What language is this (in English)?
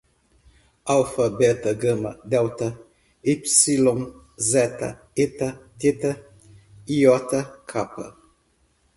Portuguese